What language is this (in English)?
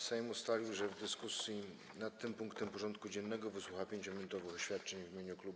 Polish